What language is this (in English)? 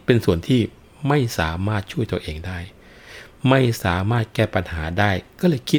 Thai